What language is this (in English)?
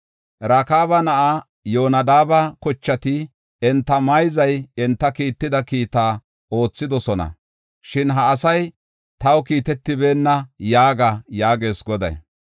Gofa